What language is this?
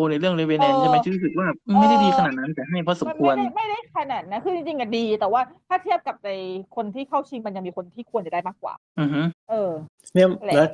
Thai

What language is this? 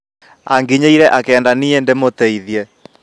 Kikuyu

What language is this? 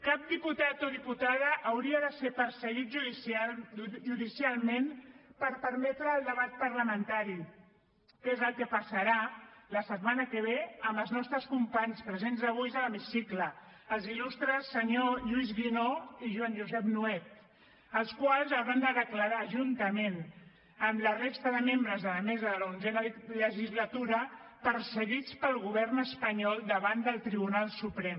Catalan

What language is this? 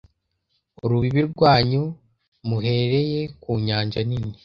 Kinyarwanda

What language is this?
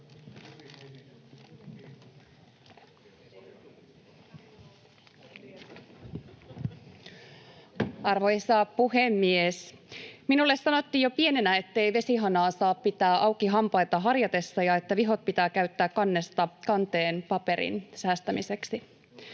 Finnish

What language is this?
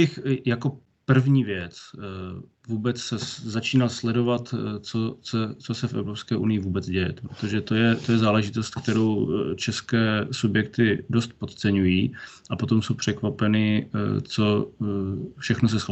Czech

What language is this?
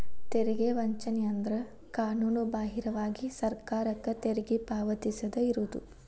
Kannada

